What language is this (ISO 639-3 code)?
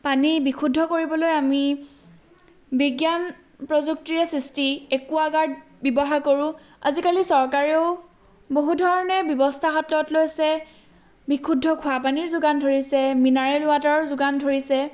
asm